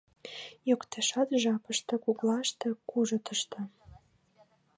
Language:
Mari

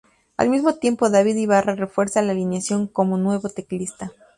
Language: Spanish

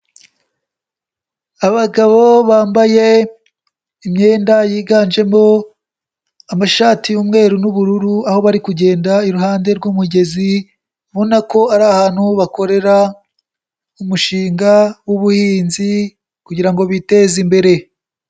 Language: Kinyarwanda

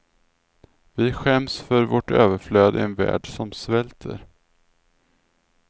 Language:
Swedish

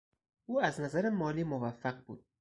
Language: Persian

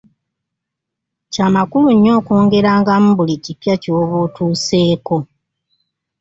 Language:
Ganda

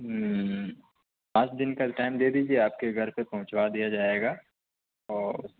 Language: Urdu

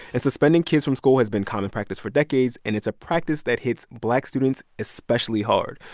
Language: English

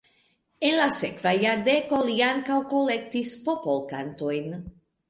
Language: Esperanto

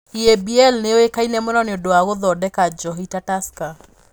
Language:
Kikuyu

